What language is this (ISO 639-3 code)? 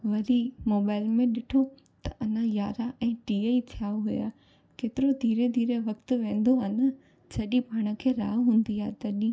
snd